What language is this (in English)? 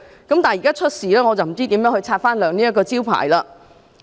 Cantonese